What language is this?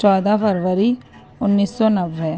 Urdu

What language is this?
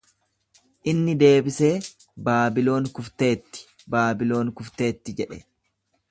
Oromo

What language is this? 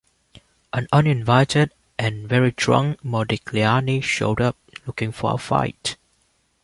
English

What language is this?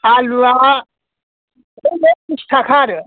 Bodo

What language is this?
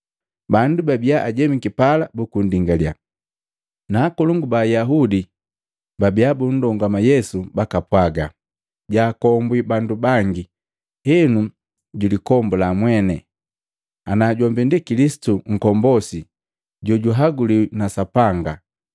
Matengo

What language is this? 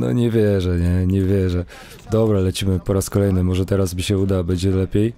Polish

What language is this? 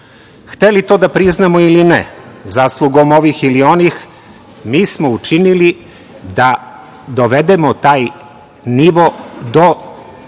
Serbian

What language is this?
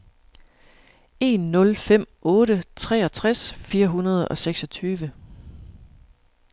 Danish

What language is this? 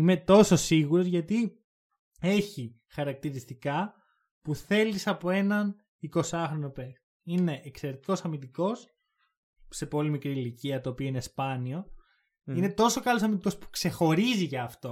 Greek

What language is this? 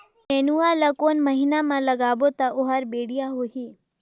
Chhattisgarhi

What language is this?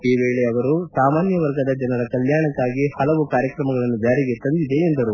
Kannada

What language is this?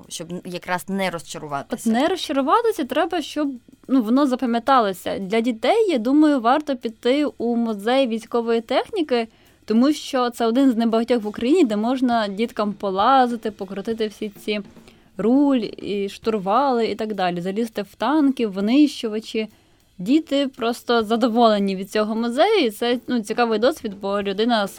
Ukrainian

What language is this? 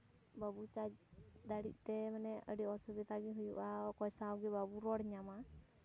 Santali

